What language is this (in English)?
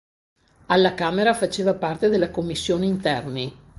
Italian